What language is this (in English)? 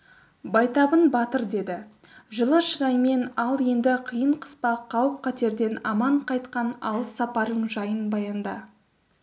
Kazakh